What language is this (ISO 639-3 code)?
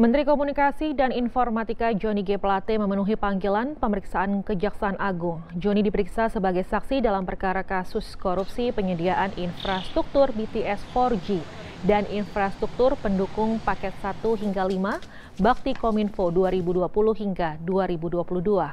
ind